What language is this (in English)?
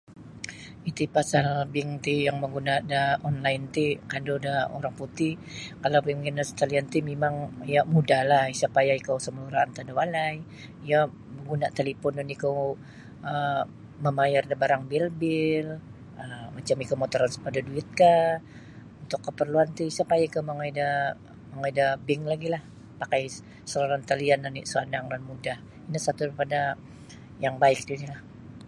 Sabah Bisaya